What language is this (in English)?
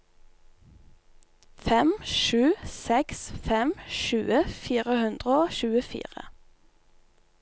Norwegian